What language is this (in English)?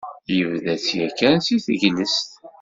Kabyle